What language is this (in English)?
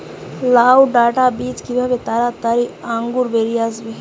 Bangla